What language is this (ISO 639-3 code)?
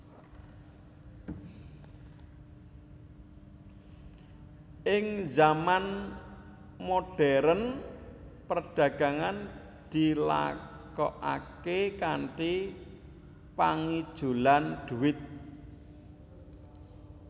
jav